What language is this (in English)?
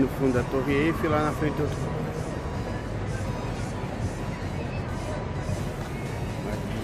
Portuguese